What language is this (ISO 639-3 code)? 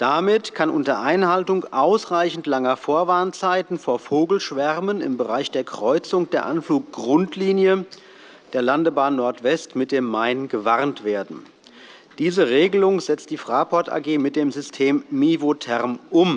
deu